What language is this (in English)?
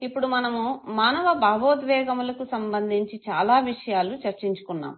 Telugu